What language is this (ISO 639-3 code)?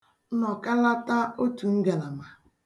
ibo